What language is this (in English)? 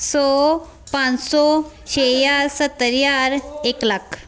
Punjabi